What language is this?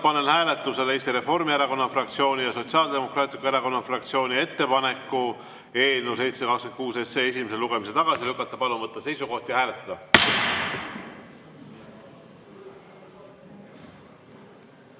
Estonian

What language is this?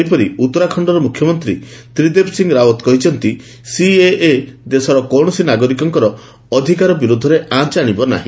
Odia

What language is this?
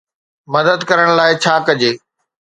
Sindhi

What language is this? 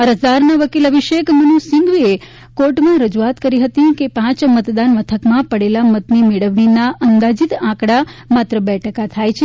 Gujarati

